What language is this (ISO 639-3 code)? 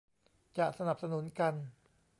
tha